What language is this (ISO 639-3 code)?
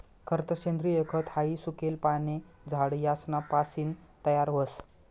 mar